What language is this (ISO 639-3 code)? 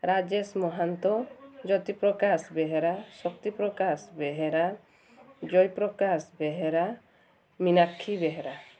ori